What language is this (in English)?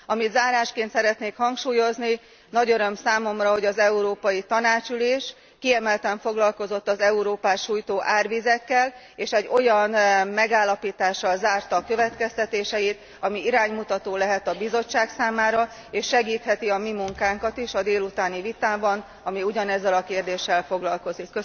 Hungarian